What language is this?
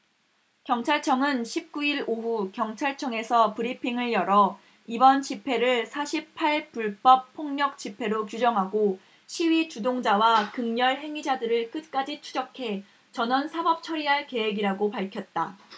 Korean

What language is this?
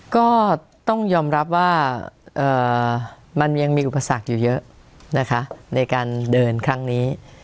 Thai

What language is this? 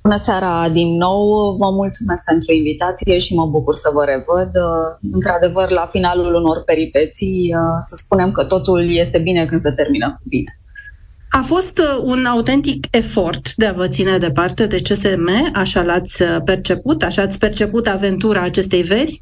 Romanian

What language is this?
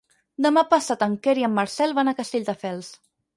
Catalan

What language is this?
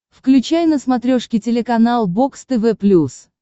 Russian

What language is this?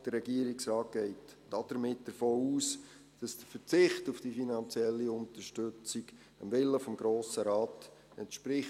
Swiss German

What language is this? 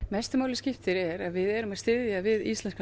Icelandic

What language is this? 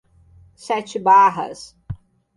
Portuguese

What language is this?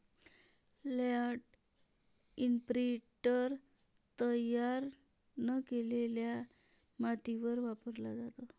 Marathi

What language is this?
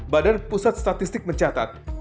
Indonesian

